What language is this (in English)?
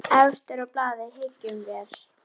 Icelandic